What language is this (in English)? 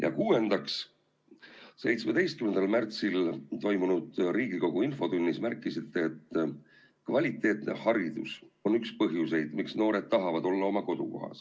Estonian